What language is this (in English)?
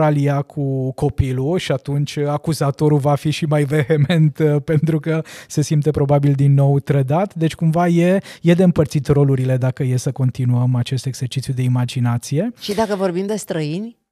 Romanian